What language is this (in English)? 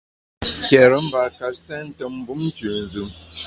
Bamun